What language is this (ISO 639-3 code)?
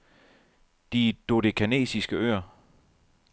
dan